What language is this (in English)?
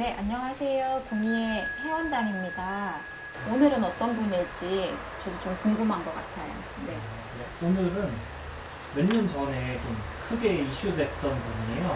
Korean